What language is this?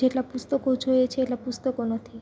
Gujarati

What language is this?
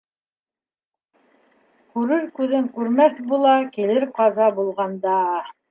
Bashkir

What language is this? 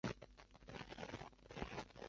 Chinese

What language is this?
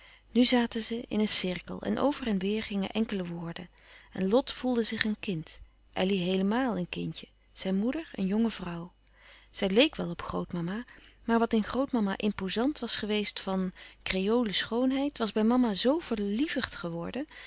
Dutch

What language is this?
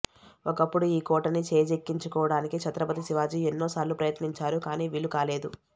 Telugu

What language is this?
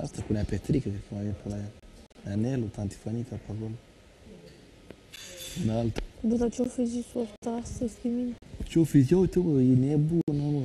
Romanian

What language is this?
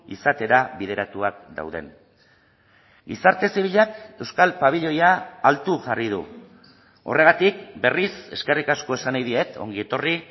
Basque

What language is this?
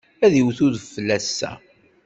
Kabyle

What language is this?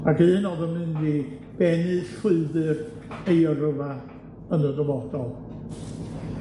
Welsh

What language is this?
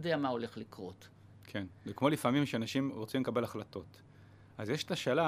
Hebrew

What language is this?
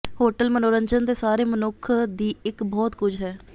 Punjabi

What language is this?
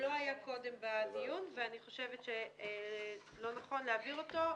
Hebrew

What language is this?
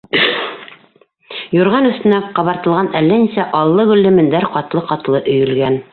Bashkir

